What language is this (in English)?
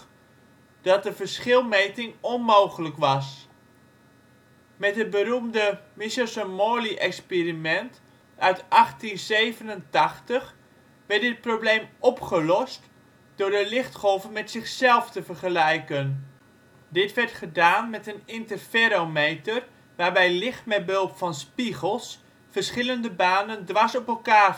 Dutch